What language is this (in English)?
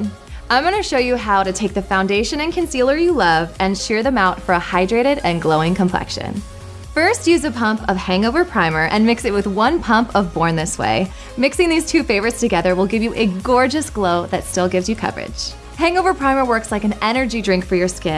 English